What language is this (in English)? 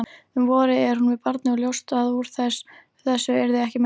Icelandic